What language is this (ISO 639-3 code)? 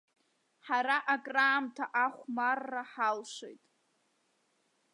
abk